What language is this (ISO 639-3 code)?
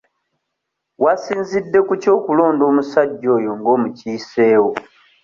lug